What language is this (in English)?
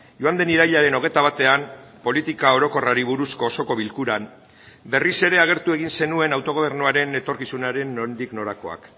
Basque